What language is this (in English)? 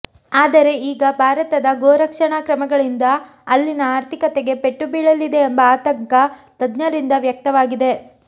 Kannada